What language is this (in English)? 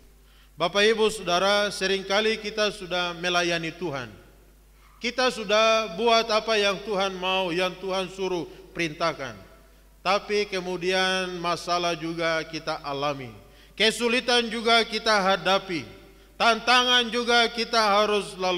Indonesian